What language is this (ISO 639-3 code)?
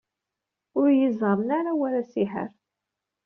kab